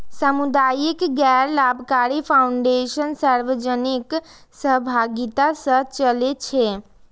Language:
Maithili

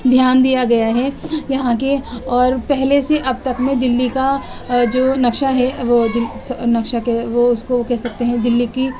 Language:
Urdu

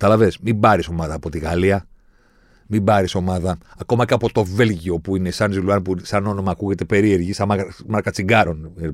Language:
Greek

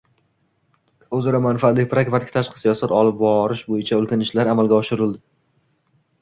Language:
Uzbek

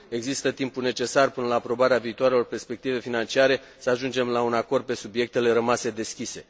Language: Romanian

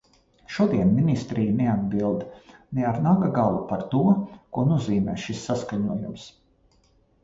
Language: Latvian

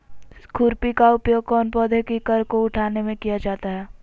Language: Magahi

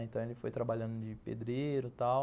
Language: Portuguese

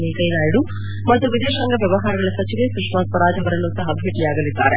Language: Kannada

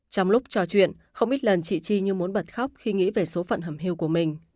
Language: Vietnamese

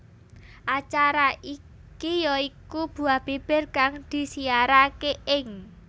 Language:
Javanese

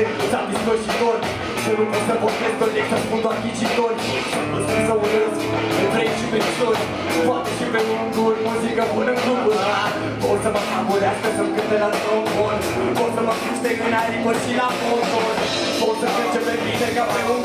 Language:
Romanian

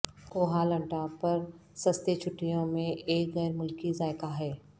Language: Urdu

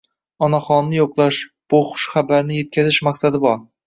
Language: Uzbek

